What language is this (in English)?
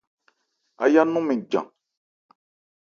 Ebrié